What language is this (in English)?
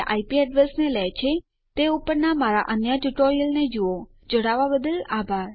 Gujarati